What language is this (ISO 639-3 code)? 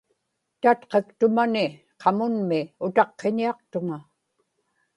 ipk